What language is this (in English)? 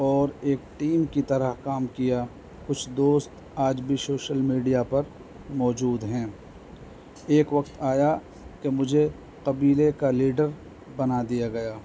Urdu